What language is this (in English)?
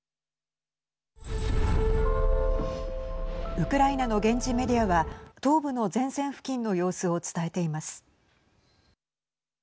Japanese